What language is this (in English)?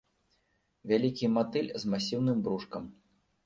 Belarusian